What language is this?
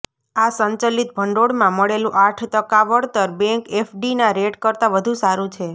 Gujarati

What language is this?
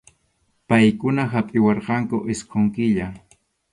Arequipa-La Unión Quechua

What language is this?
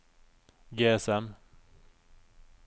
Norwegian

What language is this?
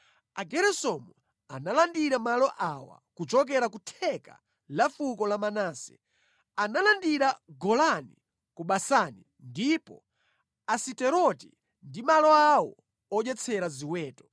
Nyanja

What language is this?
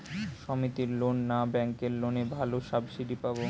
Bangla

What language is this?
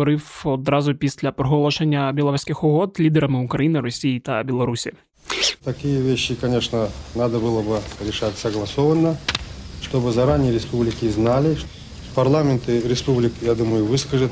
Ukrainian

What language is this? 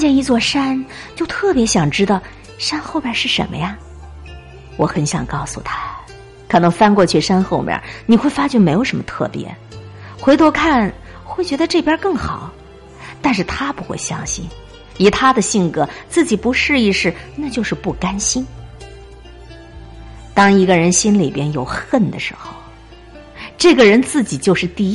Chinese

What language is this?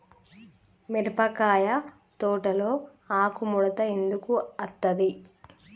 Telugu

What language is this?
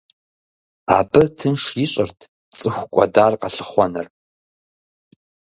Kabardian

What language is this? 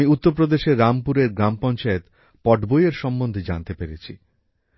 Bangla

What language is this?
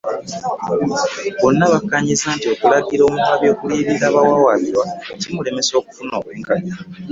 Ganda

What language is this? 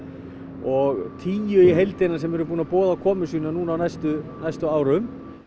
Icelandic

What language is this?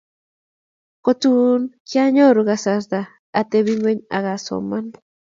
Kalenjin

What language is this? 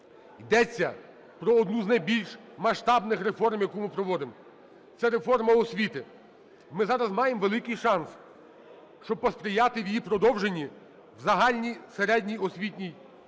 Ukrainian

